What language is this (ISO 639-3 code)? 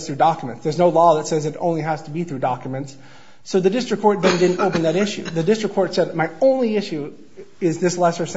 eng